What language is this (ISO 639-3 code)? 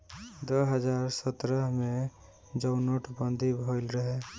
bho